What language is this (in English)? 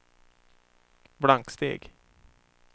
Swedish